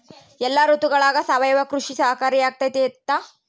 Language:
Kannada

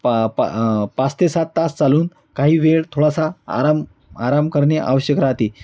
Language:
Marathi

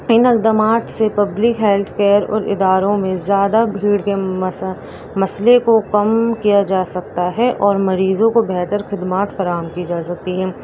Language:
Urdu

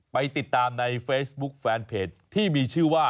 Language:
Thai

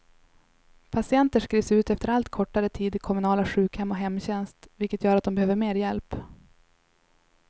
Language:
Swedish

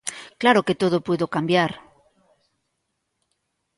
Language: Galician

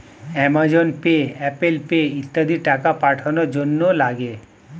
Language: Bangla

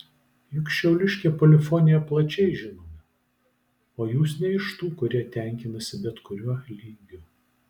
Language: Lithuanian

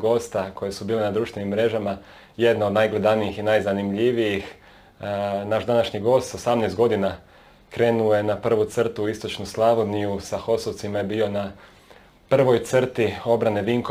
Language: Croatian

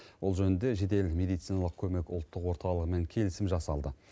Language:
Kazakh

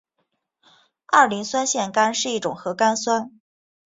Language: Chinese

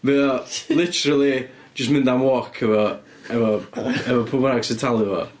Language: Welsh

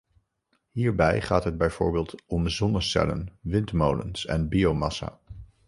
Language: Dutch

